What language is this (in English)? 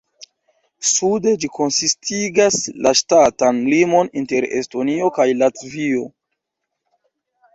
Esperanto